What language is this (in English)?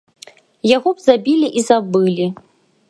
Belarusian